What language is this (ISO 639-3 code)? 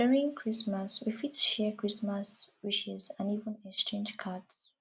pcm